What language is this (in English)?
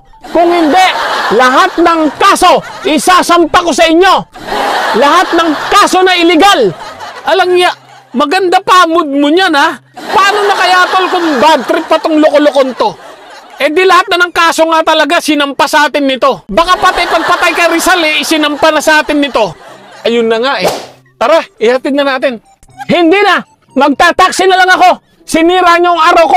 Filipino